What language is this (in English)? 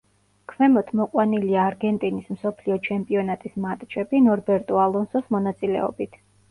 Georgian